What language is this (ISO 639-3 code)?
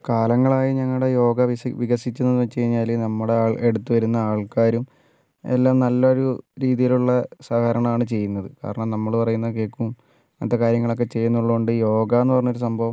mal